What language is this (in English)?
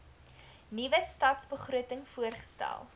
Afrikaans